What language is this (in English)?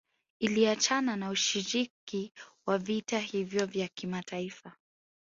Swahili